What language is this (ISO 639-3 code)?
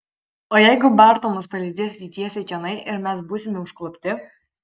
lit